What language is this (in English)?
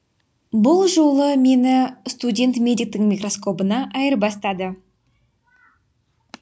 Kazakh